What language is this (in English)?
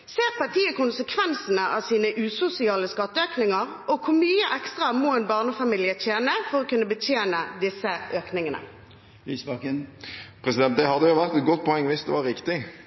Norwegian Bokmål